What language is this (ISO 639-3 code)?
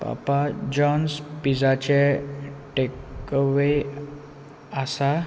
kok